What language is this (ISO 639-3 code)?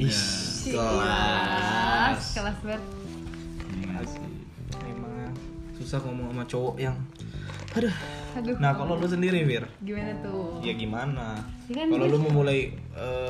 ind